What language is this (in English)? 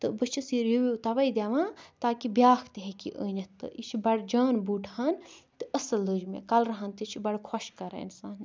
Kashmiri